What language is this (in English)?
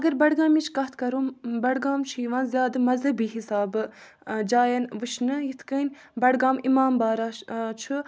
Kashmiri